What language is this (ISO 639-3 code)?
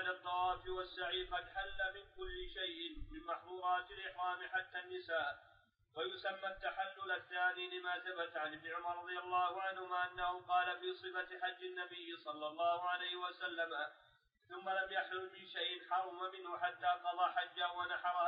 ara